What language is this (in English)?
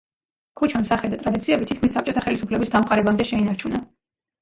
Georgian